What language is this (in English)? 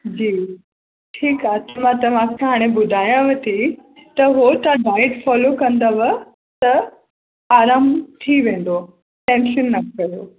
Sindhi